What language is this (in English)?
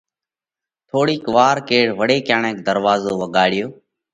Parkari Koli